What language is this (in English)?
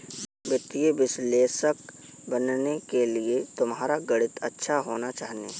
Hindi